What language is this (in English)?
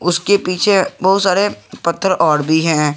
Hindi